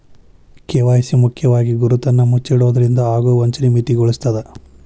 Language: Kannada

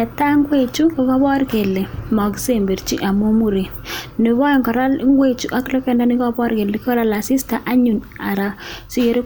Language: Kalenjin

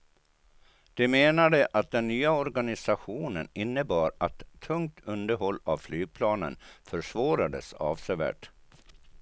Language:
Swedish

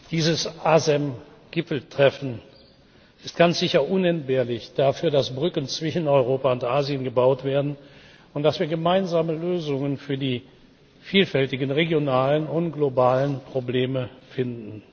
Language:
German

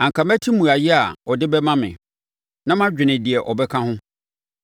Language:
Akan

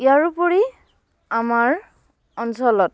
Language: Assamese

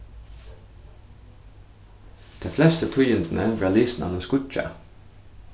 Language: Faroese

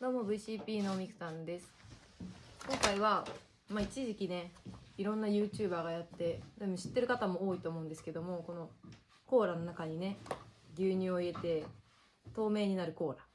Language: Japanese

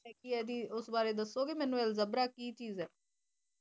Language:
Punjabi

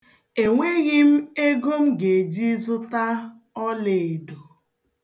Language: Igbo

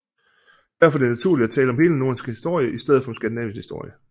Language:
Danish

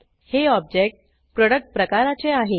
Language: Marathi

